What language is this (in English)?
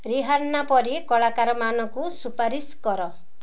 Odia